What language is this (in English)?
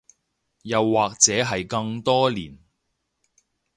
Cantonese